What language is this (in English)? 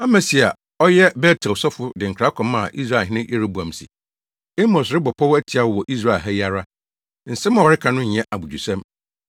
Akan